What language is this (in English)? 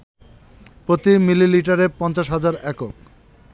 Bangla